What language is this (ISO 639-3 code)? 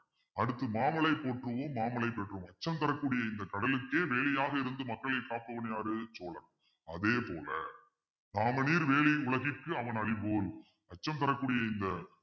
tam